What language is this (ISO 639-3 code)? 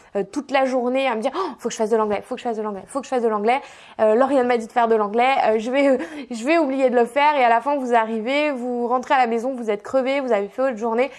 fra